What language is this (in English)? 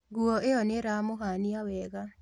Kikuyu